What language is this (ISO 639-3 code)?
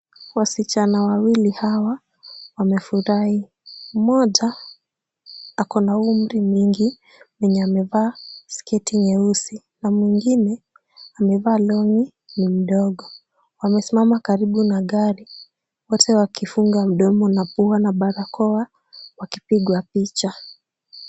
swa